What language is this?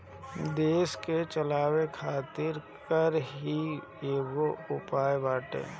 Bhojpuri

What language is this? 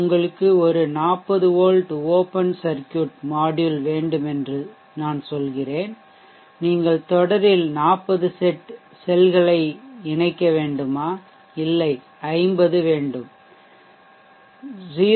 Tamil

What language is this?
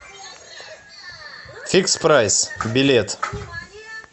Russian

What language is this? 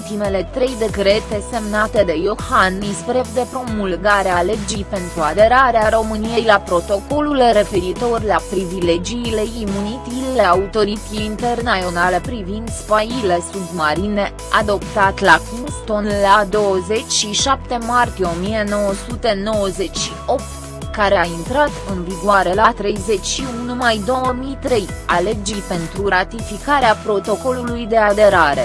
Romanian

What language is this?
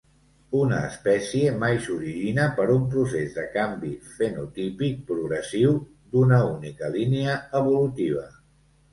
Catalan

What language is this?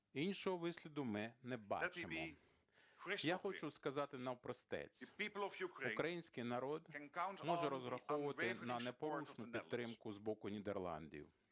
Ukrainian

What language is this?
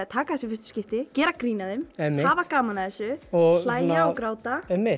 Icelandic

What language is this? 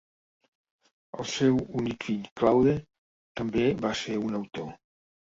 Catalan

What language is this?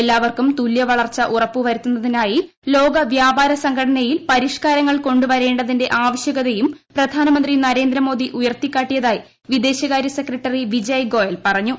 Malayalam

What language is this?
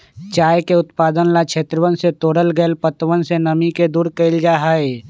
Magahi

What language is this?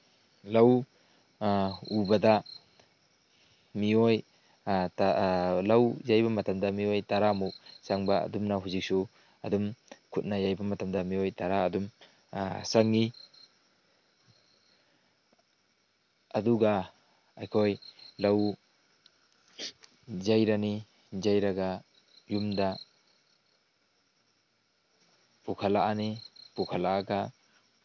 Manipuri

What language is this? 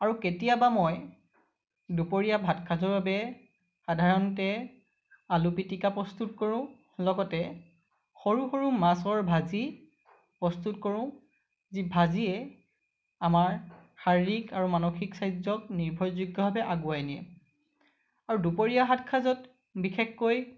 Assamese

